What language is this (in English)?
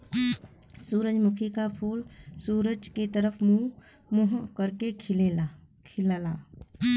Bhojpuri